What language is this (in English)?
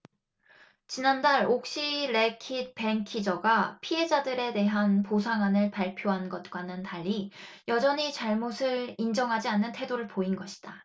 Korean